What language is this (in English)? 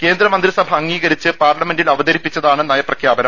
Malayalam